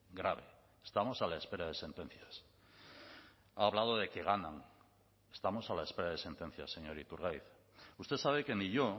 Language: Spanish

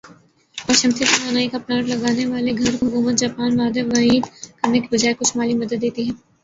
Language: Urdu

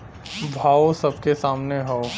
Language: Bhojpuri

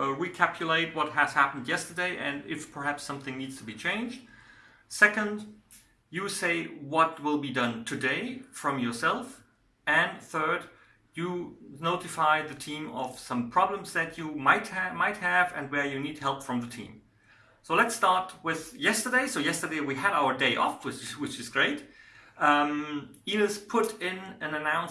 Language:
English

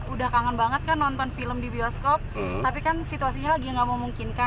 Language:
Indonesian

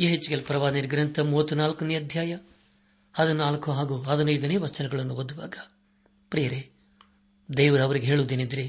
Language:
Kannada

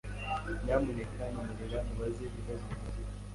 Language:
Kinyarwanda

